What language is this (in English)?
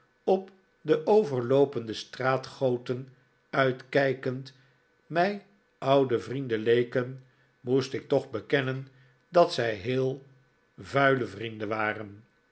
Dutch